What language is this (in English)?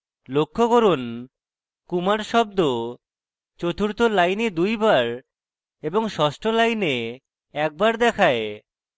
Bangla